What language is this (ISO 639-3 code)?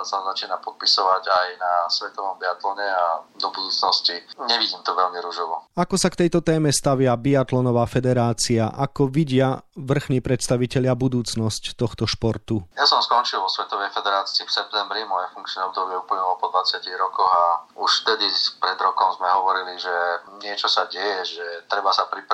slk